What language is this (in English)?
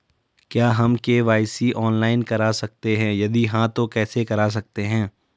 Hindi